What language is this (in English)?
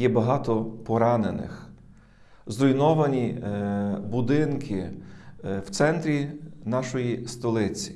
Ukrainian